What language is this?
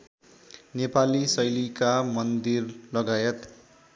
Nepali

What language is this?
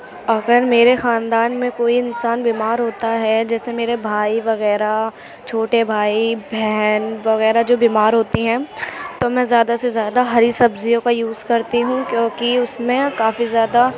Urdu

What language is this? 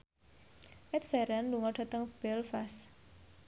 Javanese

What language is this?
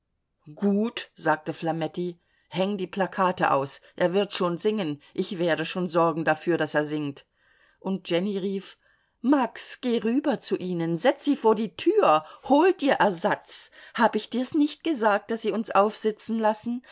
German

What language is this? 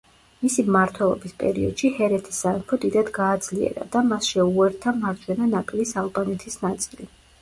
Georgian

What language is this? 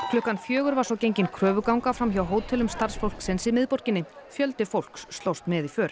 Icelandic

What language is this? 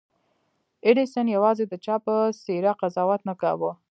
Pashto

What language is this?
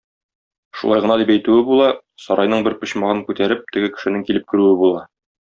Tatar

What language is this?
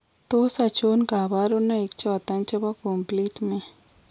Kalenjin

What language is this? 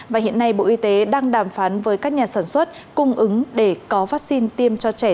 Vietnamese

